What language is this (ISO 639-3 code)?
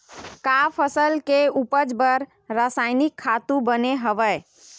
hne